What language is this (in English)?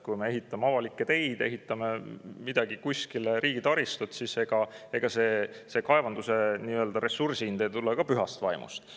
Estonian